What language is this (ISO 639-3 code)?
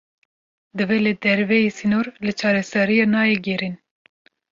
kur